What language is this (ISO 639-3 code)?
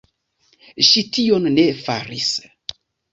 epo